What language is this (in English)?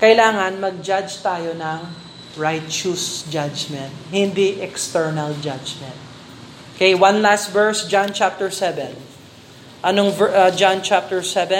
Filipino